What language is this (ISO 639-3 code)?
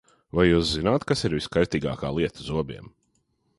lav